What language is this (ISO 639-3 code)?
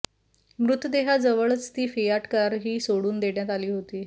mar